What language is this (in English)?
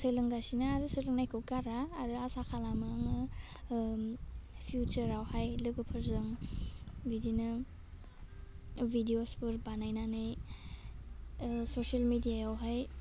Bodo